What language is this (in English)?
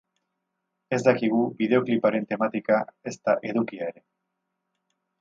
Basque